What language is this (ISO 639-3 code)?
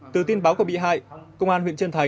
vie